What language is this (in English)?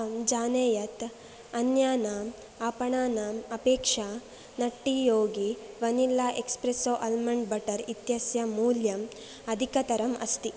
Sanskrit